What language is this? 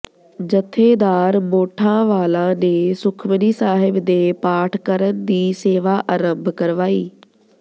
Punjabi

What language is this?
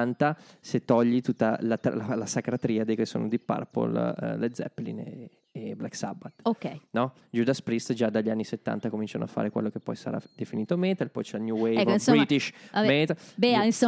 Italian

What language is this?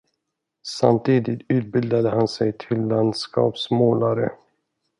Swedish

